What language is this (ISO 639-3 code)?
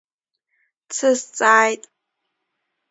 abk